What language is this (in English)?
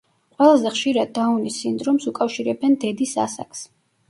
Georgian